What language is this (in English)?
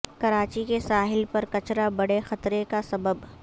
Urdu